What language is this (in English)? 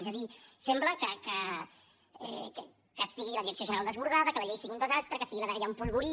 Catalan